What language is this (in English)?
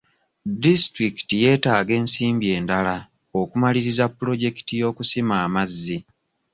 Ganda